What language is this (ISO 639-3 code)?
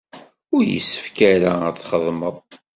kab